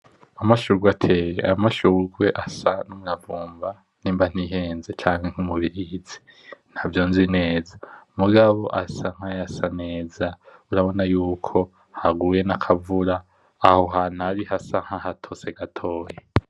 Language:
Rundi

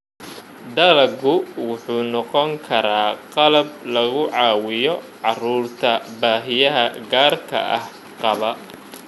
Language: Somali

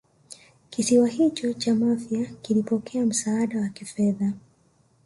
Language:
Swahili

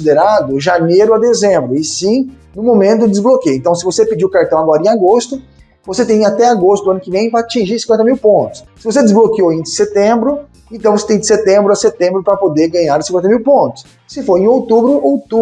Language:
Portuguese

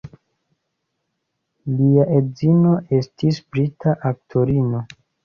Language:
Esperanto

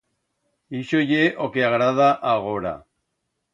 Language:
Aragonese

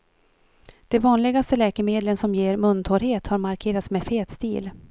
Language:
Swedish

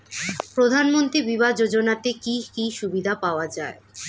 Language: Bangla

